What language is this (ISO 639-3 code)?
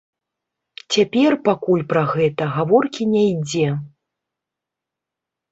bel